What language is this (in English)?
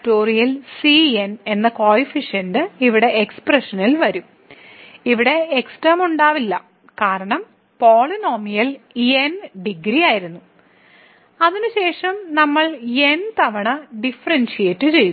Malayalam